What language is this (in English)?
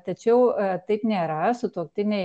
Lithuanian